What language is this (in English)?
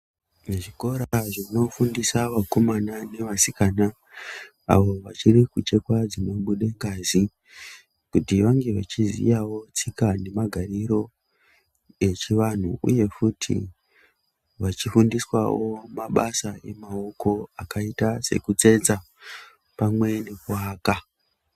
Ndau